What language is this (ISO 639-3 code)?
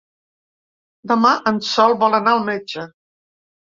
cat